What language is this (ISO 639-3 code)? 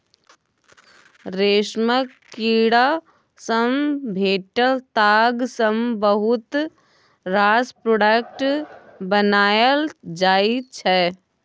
mai